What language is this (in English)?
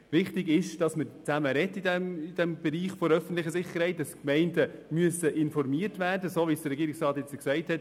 Swiss German